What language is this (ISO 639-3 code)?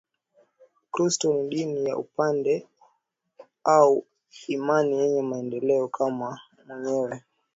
swa